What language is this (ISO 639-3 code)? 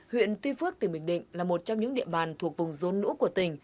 vie